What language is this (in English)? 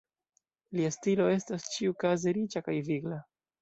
Esperanto